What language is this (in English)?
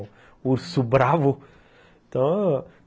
Portuguese